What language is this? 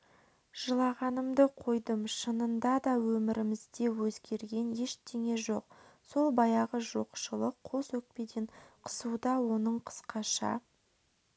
Kazakh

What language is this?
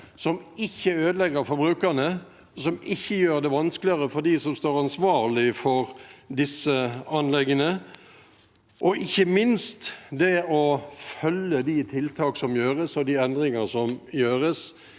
Norwegian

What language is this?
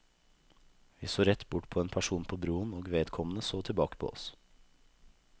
Norwegian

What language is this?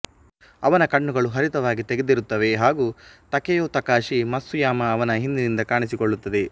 Kannada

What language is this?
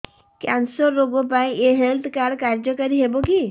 Odia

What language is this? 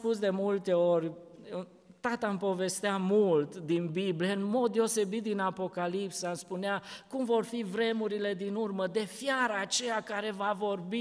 Romanian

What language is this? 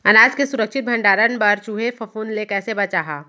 Chhattisgarhi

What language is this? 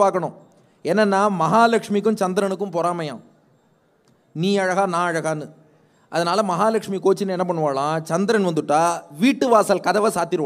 Hindi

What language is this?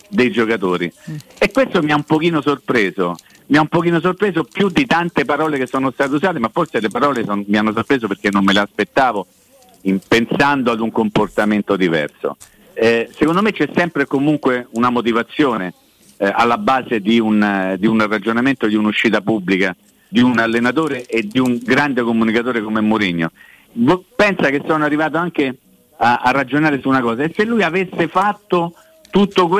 Italian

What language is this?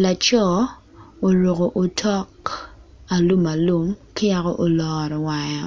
Acoli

